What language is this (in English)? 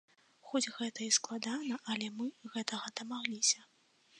Belarusian